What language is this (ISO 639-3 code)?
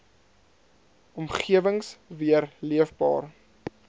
afr